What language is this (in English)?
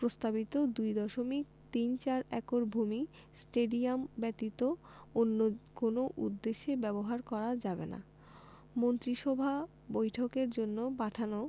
Bangla